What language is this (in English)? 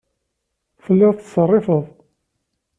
Kabyle